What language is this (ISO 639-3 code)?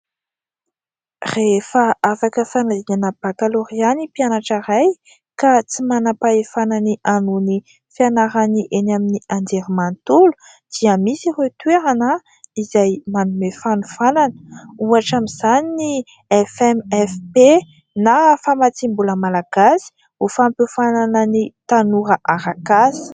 mlg